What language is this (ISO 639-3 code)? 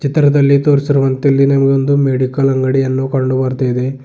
kan